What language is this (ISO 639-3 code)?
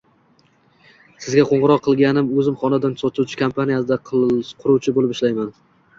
uzb